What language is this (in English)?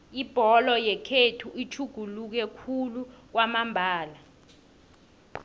South Ndebele